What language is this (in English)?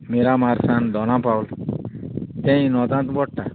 Konkani